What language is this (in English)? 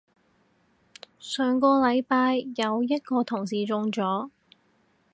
Cantonese